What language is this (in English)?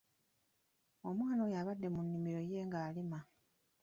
Ganda